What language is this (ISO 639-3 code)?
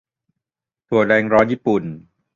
tha